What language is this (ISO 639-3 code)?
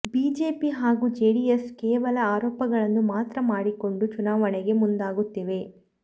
kan